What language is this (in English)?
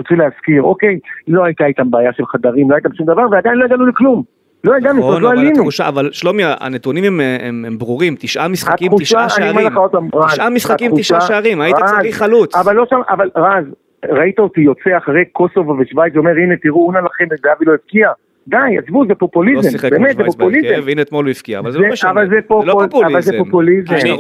Hebrew